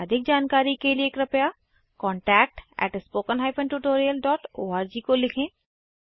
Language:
Hindi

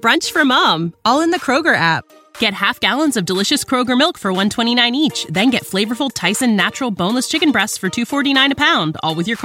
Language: English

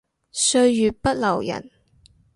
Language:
Cantonese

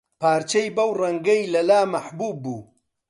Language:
Central Kurdish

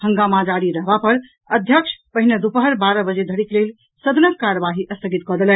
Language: Maithili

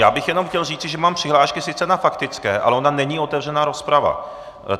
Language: Czech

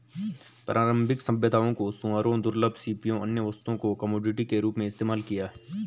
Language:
Hindi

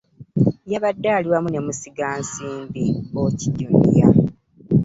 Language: Ganda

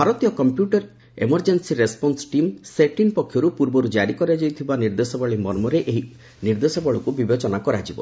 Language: Odia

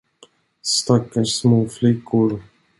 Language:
Swedish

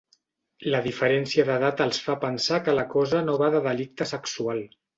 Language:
Catalan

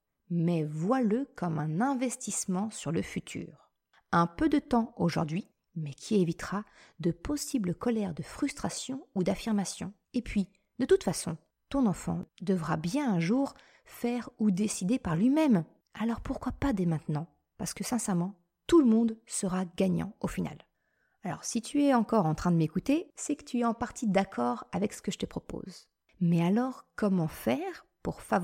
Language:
French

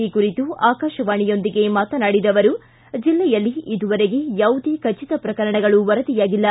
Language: Kannada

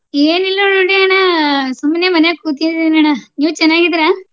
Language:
Kannada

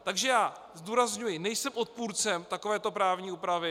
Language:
Czech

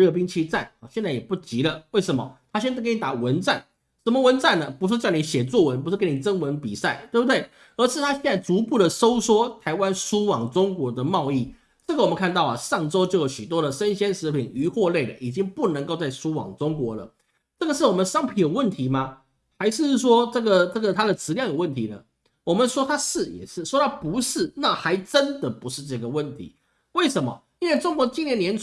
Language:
Chinese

